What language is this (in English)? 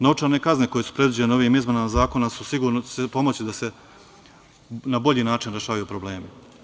Serbian